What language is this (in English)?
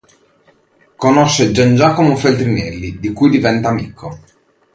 Italian